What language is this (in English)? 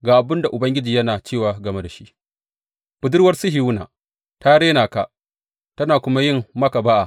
Hausa